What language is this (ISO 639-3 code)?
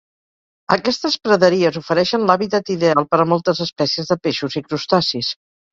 cat